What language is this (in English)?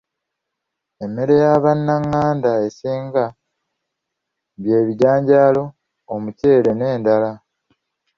Ganda